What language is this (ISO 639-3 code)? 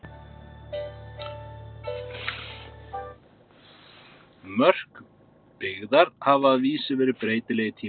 isl